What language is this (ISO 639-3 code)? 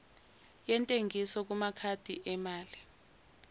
zul